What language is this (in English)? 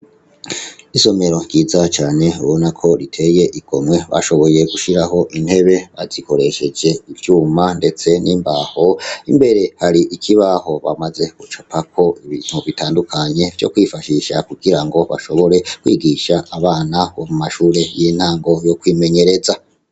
Rundi